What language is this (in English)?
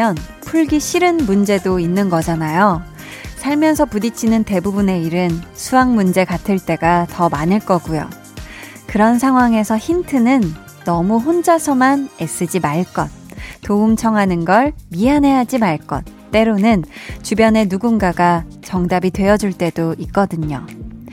Korean